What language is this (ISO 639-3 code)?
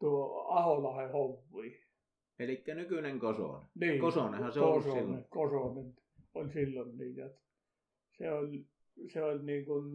fin